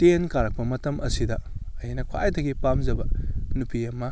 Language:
Manipuri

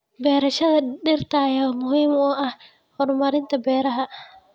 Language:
Somali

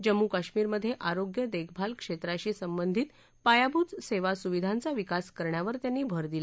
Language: Marathi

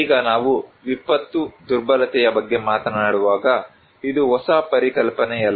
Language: Kannada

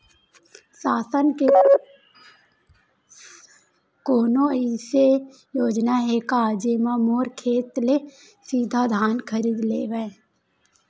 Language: Chhattisgarhi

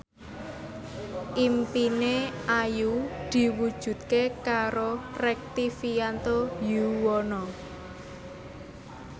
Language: Javanese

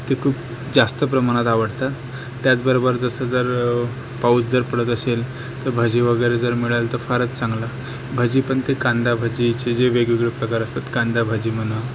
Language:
Marathi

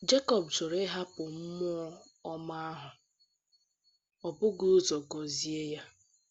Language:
Igbo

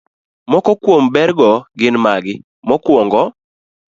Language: Luo (Kenya and Tanzania)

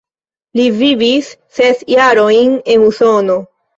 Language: Esperanto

